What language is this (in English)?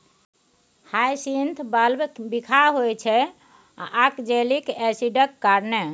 Maithili